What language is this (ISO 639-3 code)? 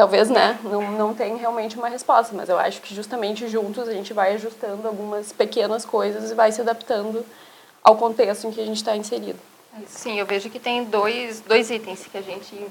por